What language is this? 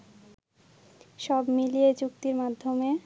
Bangla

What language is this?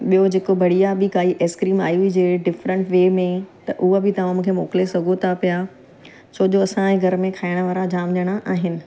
Sindhi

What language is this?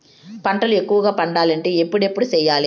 Telugu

